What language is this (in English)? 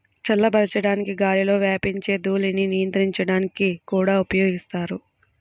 Telugu